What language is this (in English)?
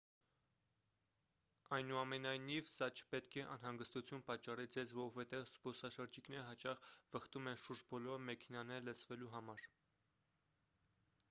Armenian